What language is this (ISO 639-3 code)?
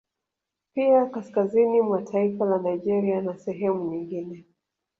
swa